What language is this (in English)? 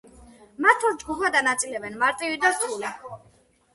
Georgian